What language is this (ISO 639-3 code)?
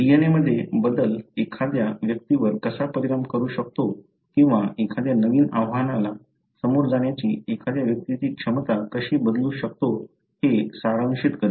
mar